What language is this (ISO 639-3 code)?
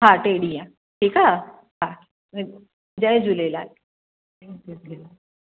snd